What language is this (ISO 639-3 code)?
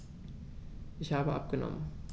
deu